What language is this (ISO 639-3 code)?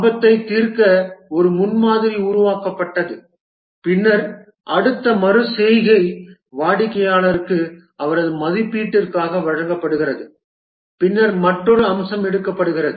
tam